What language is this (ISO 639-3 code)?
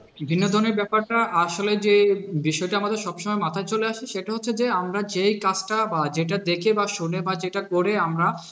ben